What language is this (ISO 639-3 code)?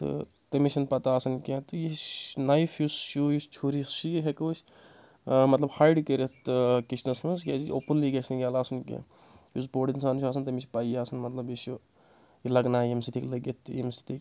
kas